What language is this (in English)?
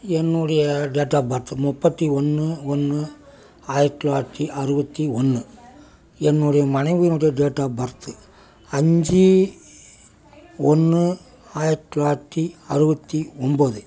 Tamil